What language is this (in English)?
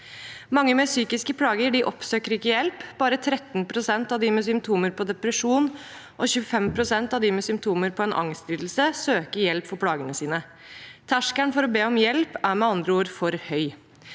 Norwegian